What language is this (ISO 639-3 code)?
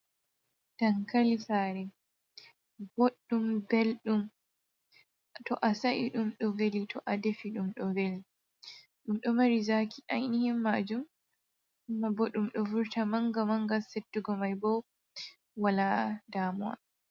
ful